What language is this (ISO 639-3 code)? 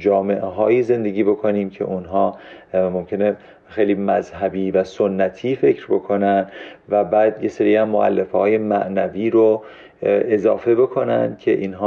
fas